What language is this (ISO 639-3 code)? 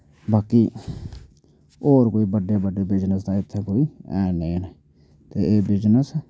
doi